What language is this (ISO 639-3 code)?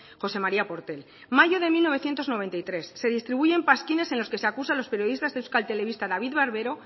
spa